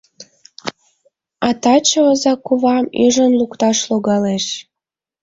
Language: Mari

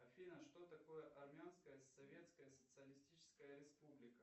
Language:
Russian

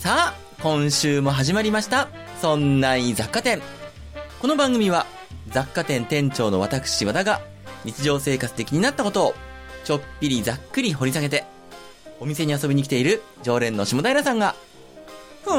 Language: Japanese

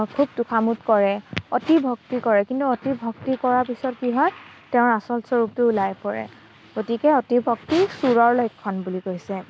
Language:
Assamese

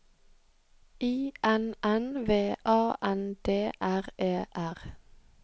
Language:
Norwegian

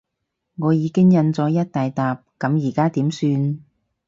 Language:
Cantonese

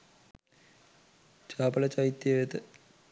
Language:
Sinhala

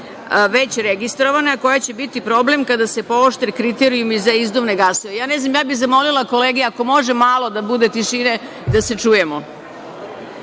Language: Serbian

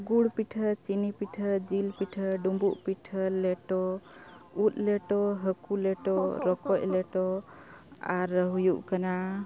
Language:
Santali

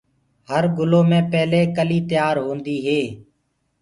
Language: Gurgula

